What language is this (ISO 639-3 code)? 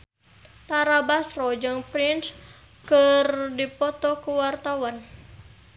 sun